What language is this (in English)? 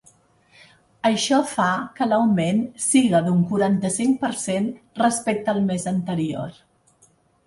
Catalan